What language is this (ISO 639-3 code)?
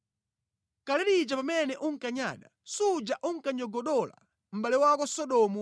nya